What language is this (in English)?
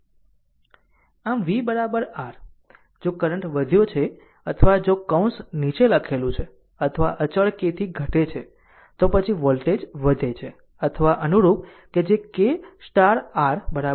Gujarati